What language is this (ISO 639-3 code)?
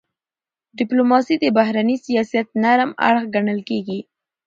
pus